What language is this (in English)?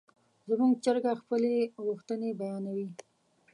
Pashto